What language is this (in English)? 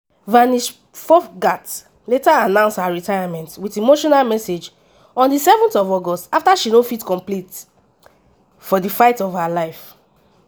Nigerian Pidgin